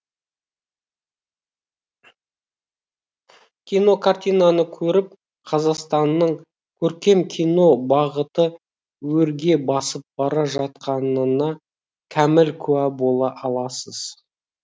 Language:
Kazakh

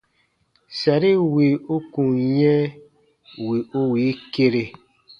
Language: Baatonum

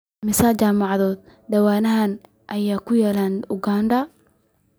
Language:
Somali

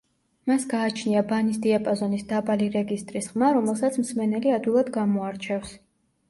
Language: Georgian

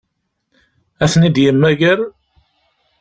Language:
Kabyle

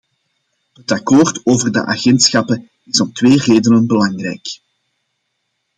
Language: Dutch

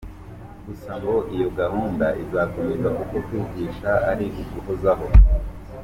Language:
Kinyarwanda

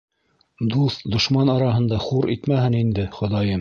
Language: Bashkir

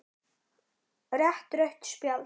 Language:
Icelandic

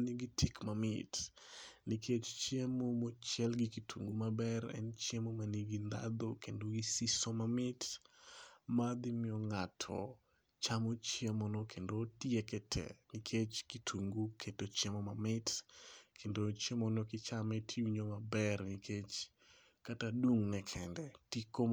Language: Luo (Kenya and Tanzania)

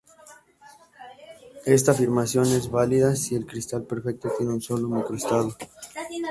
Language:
Spanish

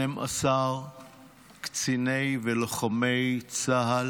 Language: Hebrew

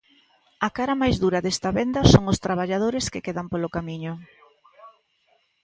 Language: Galician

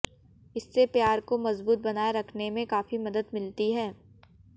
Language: Hindi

